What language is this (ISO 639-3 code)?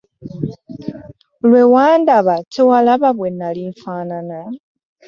lug